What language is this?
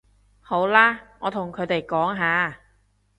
Cantonese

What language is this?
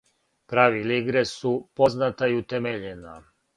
Serbian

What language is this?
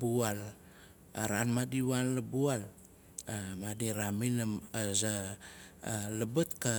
Nalik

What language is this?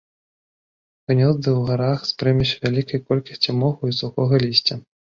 Belarusian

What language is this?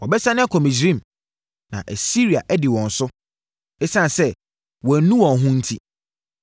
Akan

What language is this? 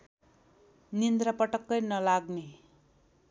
Nepali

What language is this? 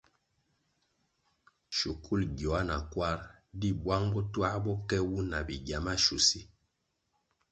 Kwasio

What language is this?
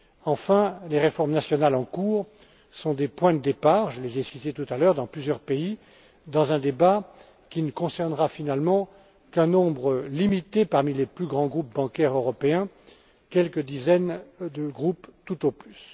French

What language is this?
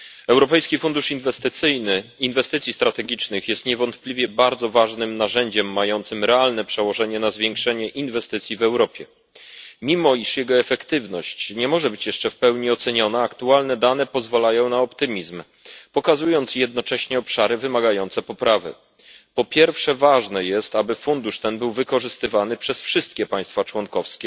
Polish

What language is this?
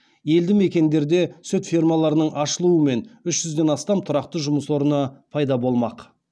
Kazakh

